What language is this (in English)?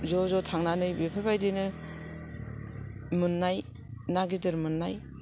Bodo